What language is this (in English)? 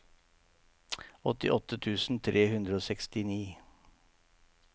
Norwegian